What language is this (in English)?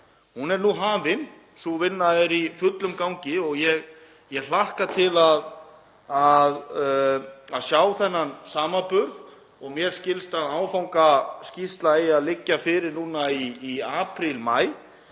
Icelandic